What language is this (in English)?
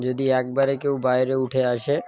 Bangla